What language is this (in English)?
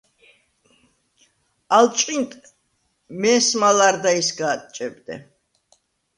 Svan